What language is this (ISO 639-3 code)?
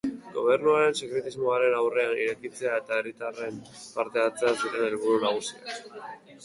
eus